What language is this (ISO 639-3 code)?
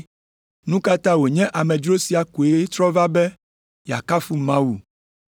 ewe